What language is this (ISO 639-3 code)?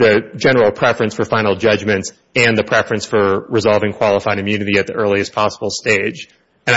eng